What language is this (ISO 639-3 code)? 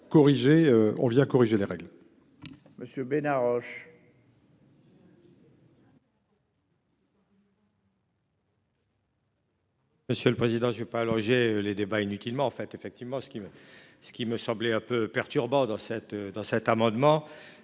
fra